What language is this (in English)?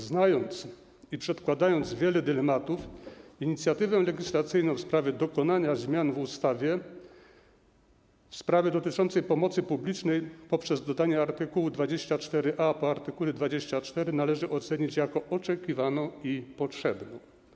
Polish